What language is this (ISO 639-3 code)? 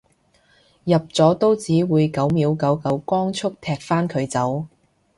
yue